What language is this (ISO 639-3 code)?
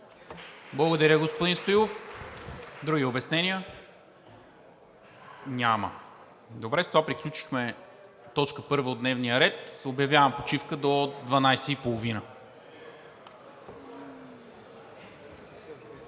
bul